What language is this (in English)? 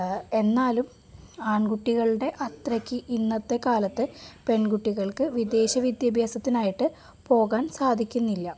Malayalam